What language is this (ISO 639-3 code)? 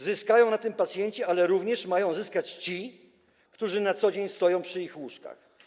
pol